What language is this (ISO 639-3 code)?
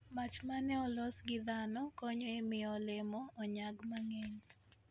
luo